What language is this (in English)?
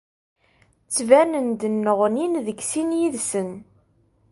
Kabyle